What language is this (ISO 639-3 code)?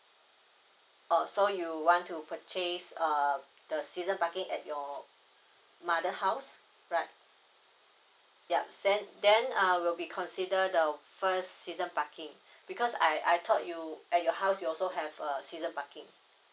eng